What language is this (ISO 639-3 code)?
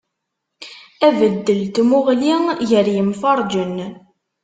kab